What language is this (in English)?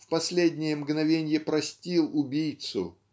Russian